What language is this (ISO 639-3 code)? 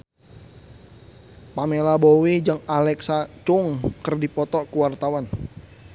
sun